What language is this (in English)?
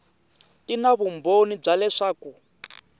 Tsonga